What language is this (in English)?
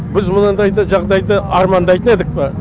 Kazakh